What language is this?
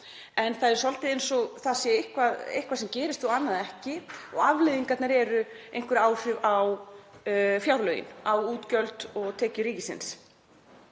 Icelandic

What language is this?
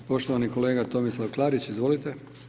Croatian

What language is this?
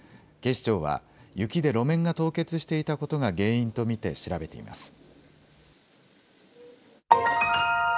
Japanese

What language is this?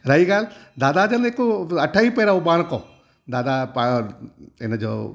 Sindhi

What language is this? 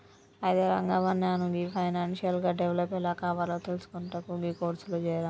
Telugu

